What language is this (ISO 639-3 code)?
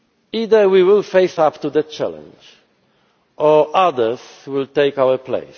eng